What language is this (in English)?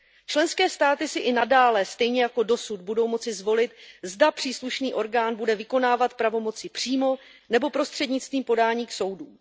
Czech